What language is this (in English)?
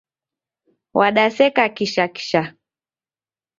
Taita